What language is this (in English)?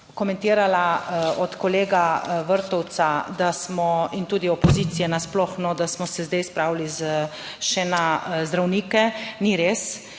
Slovenian